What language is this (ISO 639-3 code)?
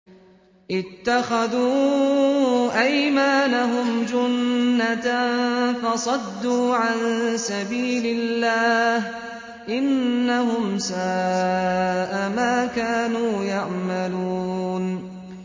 ara